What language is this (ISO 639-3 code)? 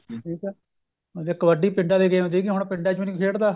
pan